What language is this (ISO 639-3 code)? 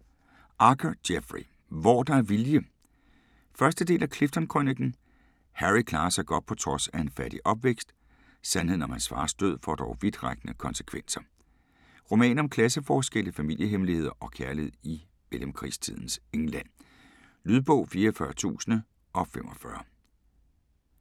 dan